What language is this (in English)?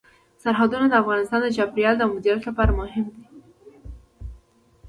Pashto